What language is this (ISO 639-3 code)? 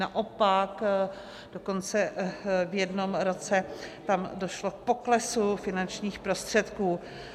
ces